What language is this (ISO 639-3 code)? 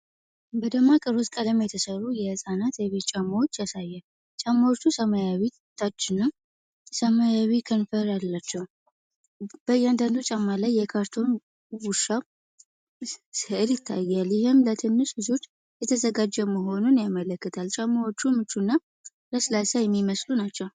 amh